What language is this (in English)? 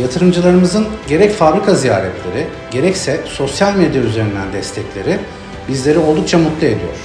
Turkish